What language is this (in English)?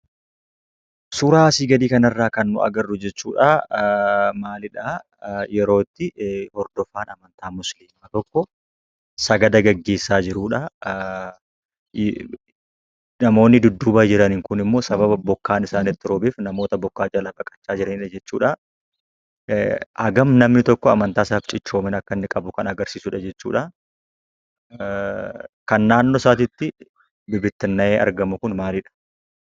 Oromo